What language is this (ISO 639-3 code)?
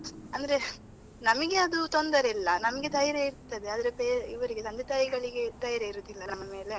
kan